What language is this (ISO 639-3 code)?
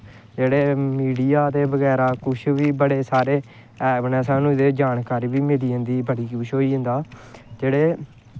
doi